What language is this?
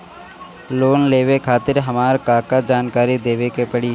Bhojpuri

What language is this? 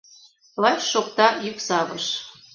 Mari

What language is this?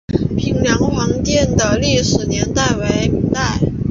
Chinese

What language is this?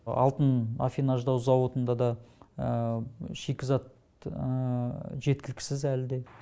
Kazakh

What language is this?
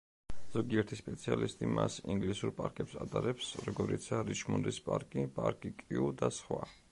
Georgian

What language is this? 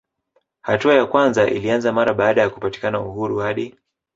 Swahili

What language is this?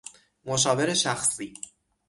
Persian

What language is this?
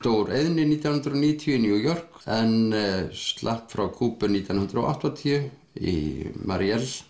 Icelandic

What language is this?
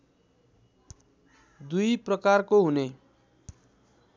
Nepali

